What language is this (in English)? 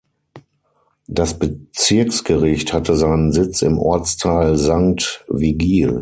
German